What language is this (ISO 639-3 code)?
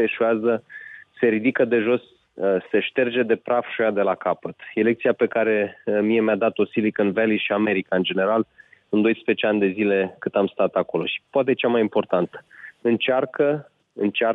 ron